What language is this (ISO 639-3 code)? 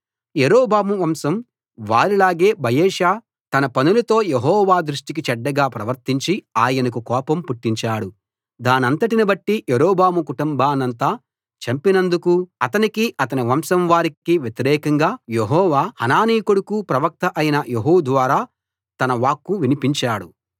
tel